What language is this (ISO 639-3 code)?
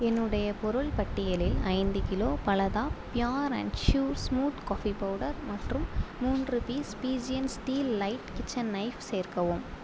tam